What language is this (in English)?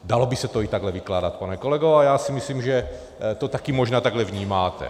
Czech